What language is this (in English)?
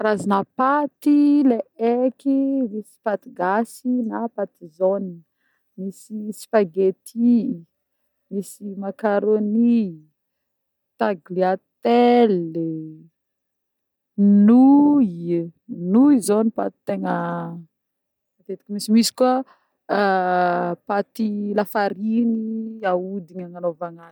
Northern Betsimisaraka Malagasy